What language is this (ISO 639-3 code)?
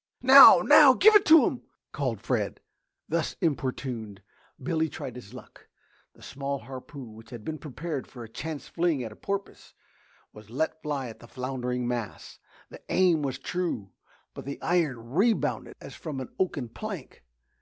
eng